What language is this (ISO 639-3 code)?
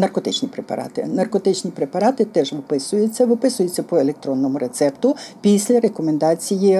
ukr